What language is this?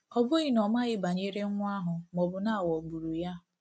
Igbo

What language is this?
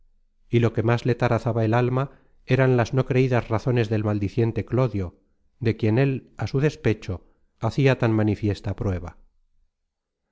Spanish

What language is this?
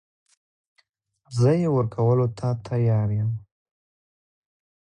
Pashto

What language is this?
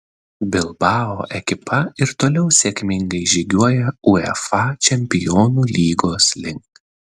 Lithuanian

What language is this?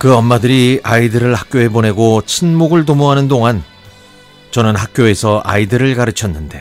Korean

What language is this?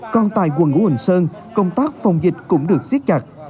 Vietnamese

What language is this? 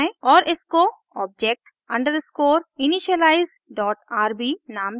Hindi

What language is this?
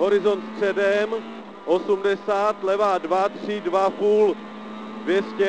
Czech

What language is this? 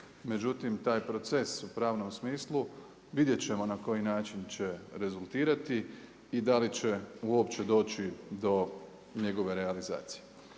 Croatian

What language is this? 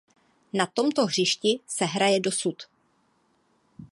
Czech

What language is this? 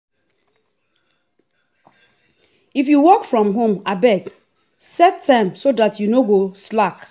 Nigerian Pidgin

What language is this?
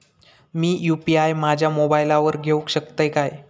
Marathi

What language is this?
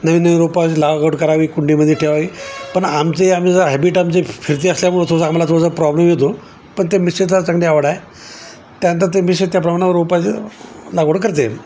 Marathi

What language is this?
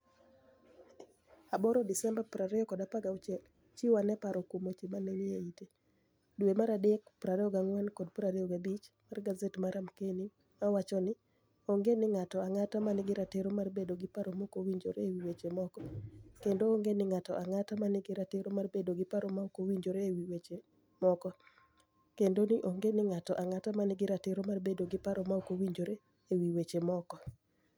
Luo (Kenya and Tanzania)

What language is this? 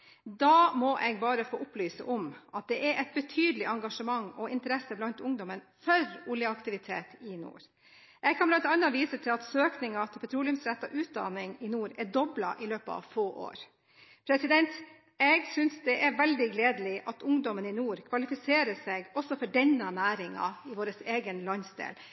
Norwegian Bokmål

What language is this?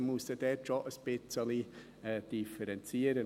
Swiss German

